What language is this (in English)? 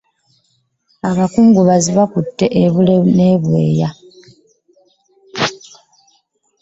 Ganda